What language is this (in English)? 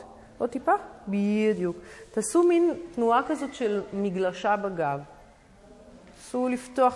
Hebrew